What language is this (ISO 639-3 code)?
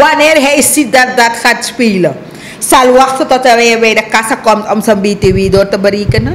nld